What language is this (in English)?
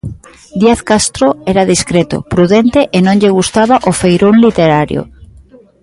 Galician